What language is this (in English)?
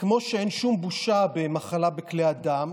Hebrew